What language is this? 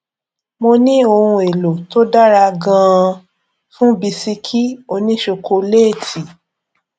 Yoruba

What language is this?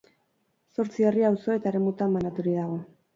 Basque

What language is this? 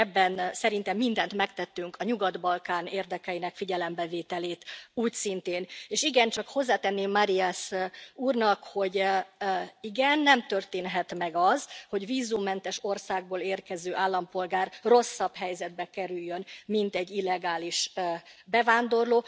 Hungarian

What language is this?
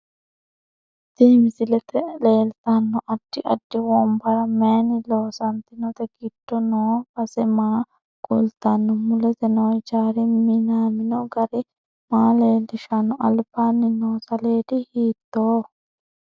Sidamo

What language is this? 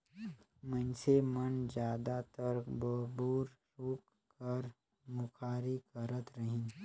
Chhattisgarhi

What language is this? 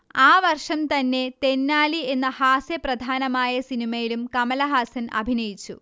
Malayalam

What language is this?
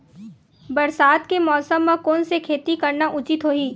Chhattisgarhi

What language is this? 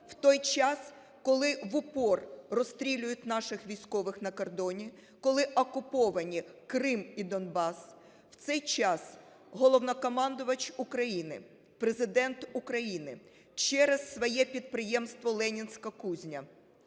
Ukrainian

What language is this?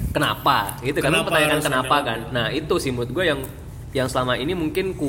Indonesian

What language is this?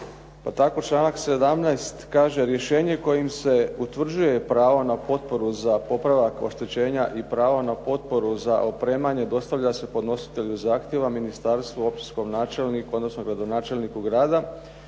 Croatian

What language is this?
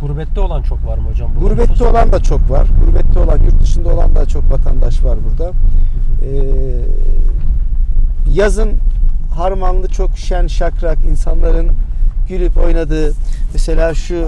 Turkish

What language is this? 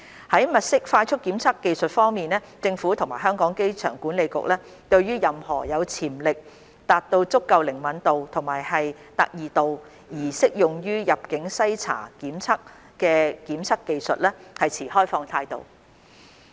Cantonese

